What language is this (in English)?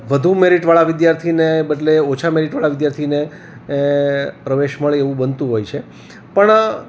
Gujarati